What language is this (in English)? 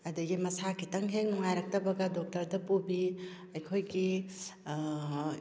Manipuri